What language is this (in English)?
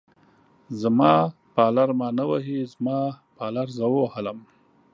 Pashto